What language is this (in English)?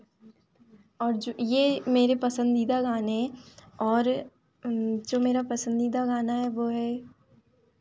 Hindi